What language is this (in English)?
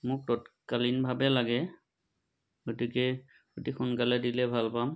Assamese